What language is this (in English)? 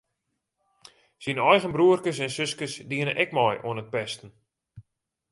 Western Frisian